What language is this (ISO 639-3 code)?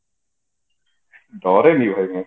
ori